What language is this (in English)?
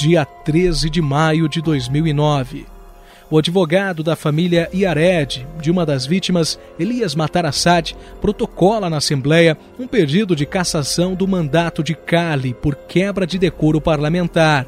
Portuguese